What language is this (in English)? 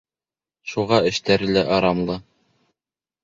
Bashkir